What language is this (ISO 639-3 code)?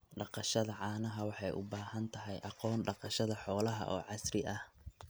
som